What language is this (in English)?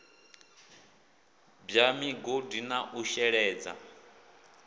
Venda